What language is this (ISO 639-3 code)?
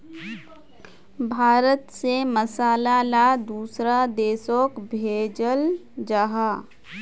mag